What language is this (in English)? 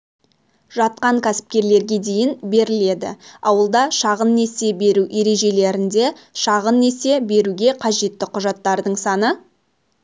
Kazakh